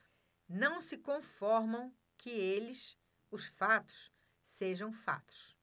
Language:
Portuguese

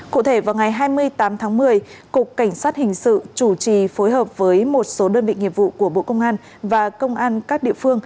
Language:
Vietnamese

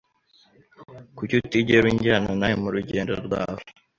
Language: Kinyarwanda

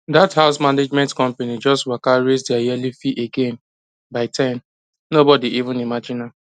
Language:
Nigerian Pidgin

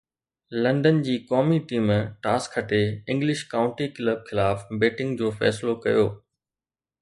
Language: Sindhi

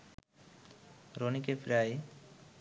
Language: Bangla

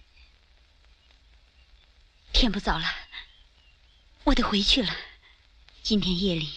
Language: Chinese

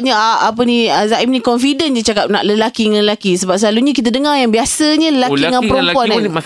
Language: Malay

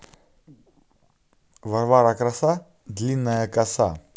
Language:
Russian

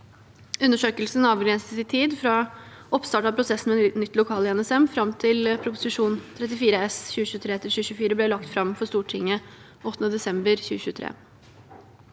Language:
Norwegian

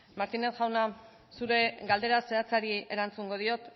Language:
Basque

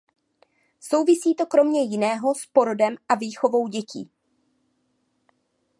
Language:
Czech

